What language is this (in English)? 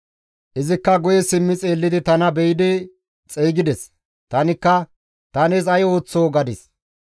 Gamo